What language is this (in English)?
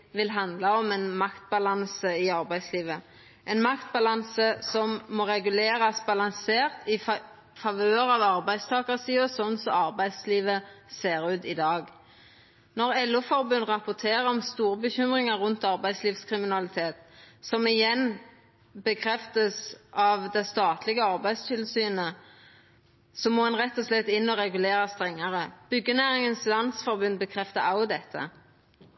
Norwegian Nynorsk